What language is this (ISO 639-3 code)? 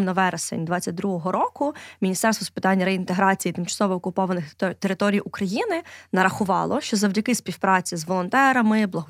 ukr